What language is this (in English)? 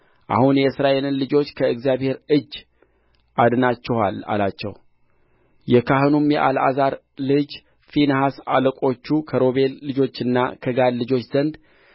Amharic